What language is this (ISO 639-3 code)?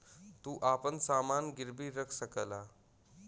bho